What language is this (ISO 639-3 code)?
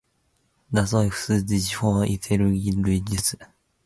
jpn